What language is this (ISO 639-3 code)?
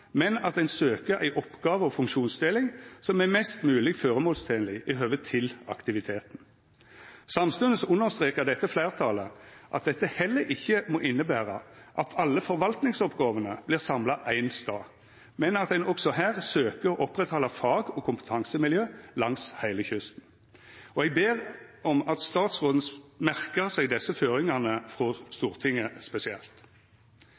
nno